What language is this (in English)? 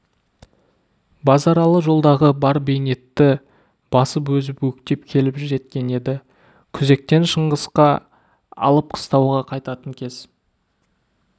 Kazakh